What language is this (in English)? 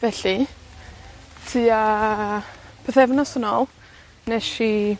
Welsh